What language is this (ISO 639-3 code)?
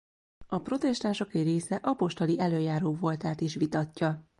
hun